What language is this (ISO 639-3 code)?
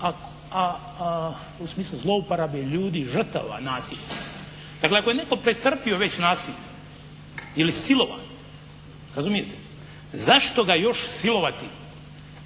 hrv